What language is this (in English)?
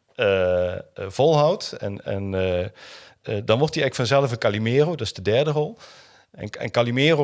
Dutch